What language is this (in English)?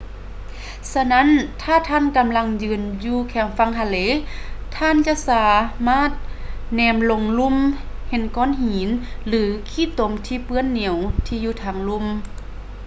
Lao